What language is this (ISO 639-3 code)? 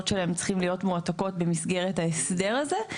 heb